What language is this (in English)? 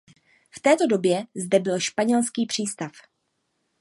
Czech